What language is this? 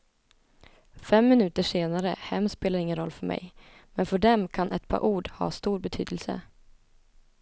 Swedish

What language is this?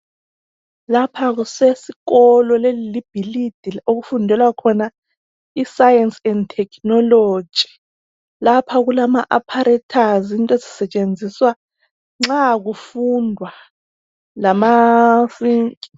North Ndebele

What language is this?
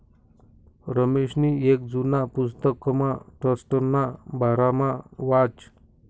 Marathi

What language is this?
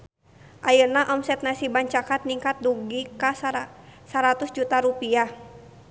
Sundanese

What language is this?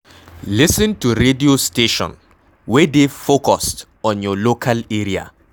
Nigerian Pidgin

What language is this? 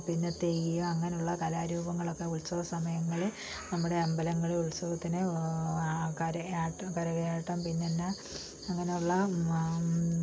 Malayalam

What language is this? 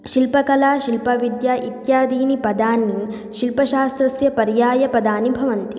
Sanskrit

